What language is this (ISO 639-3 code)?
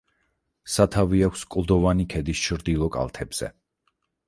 kat